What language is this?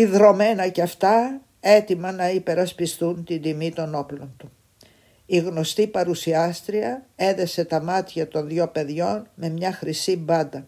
Greek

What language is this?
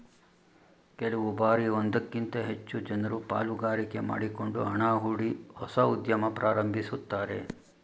Kannada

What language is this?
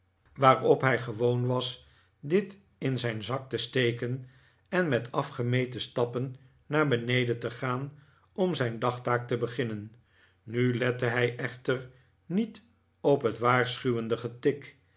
Dutch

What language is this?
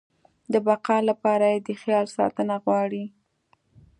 Pashto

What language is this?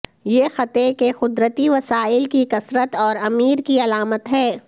Urdu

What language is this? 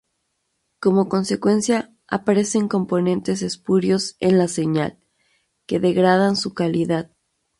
Spanish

